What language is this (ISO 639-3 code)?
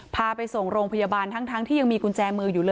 tha